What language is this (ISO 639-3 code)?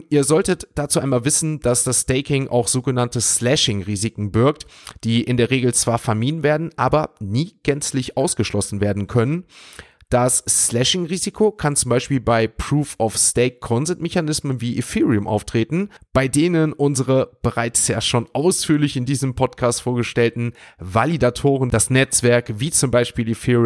deu